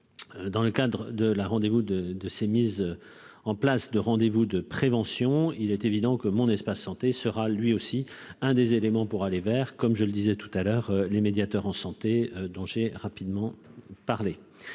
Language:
French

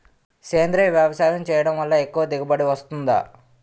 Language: Telugu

